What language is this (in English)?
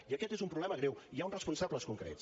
Catalan